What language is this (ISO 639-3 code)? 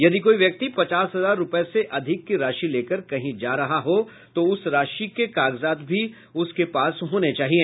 hin